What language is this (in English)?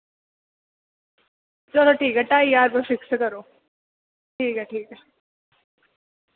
Dogri